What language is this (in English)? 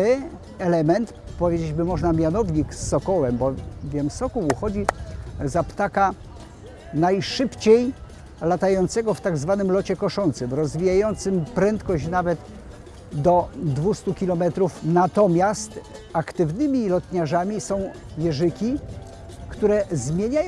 Polish